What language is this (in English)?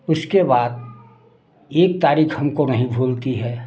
Hindi